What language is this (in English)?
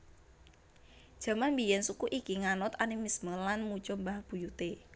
Javanese